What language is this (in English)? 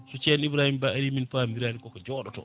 Fula